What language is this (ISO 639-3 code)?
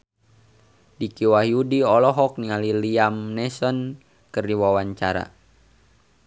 sun